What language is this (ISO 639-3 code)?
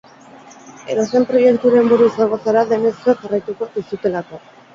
eus